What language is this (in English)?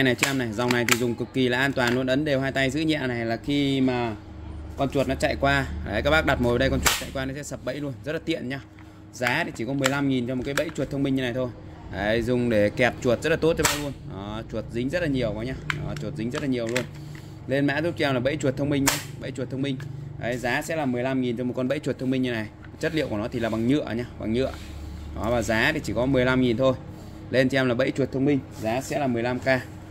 Vietnamese